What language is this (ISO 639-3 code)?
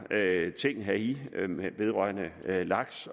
dan